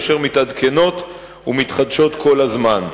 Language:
Hebrew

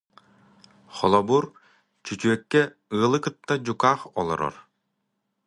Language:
Yakut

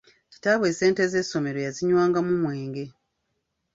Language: Ganda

